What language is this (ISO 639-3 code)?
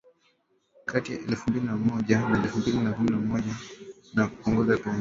swa